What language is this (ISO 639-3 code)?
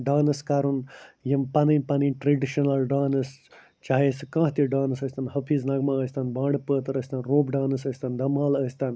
kas